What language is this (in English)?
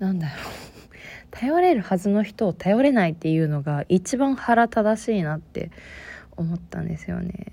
Japanese